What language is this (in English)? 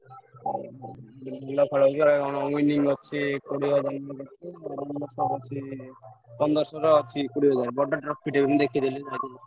Odia